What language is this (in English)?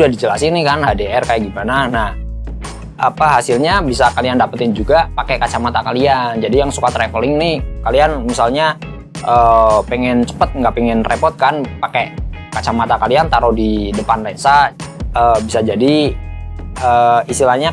Indonesian